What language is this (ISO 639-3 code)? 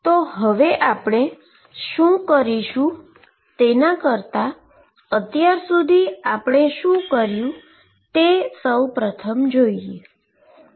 guj